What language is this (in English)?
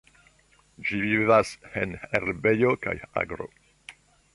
Esperanto